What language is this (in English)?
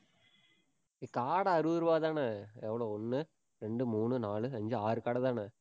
Tamil